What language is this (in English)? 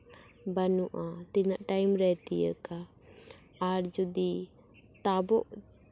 Santali